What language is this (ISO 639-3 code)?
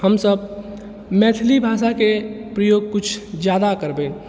mai